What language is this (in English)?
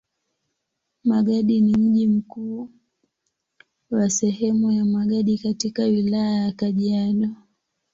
Swahili